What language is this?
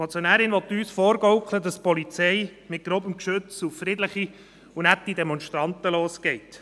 Swiss German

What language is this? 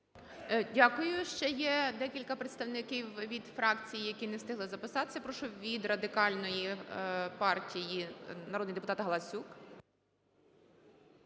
Ukrainian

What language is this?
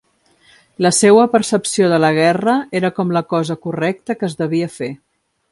Catalan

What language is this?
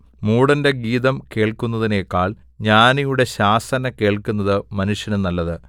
Malayalam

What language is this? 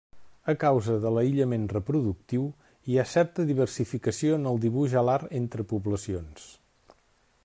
Catalan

